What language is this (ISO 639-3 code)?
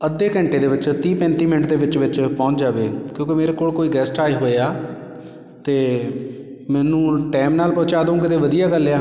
pan